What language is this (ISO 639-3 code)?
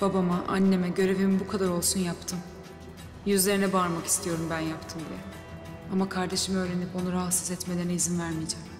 tur